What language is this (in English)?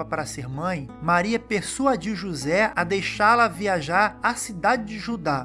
Portuguese